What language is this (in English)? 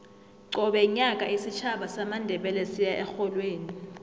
South Ndebele